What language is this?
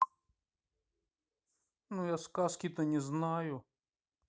Russian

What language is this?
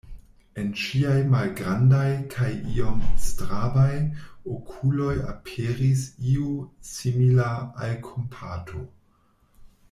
Esperanto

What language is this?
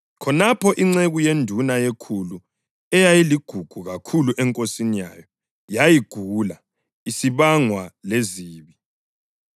North Ndebele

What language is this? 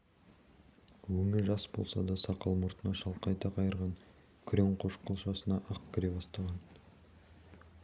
Kazakh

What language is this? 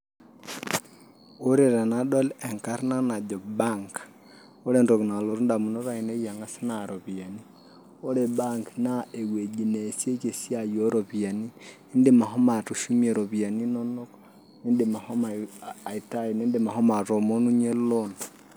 Masai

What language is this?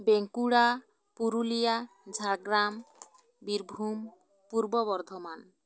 Santali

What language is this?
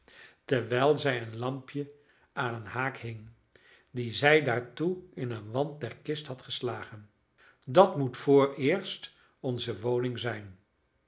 Dutch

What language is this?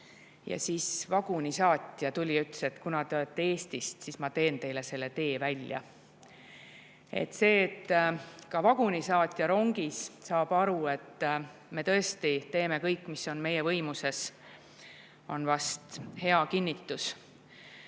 Estonian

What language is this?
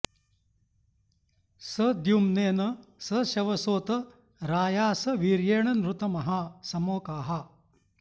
Sanskrit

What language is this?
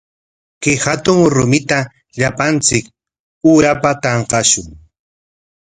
Corongo Ancash Quechua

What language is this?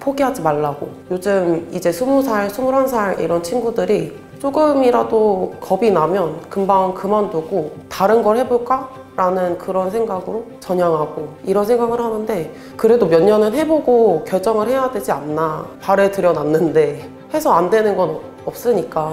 Korean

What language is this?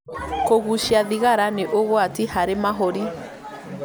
Kikuyu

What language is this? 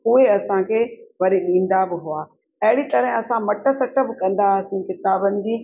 Sindhi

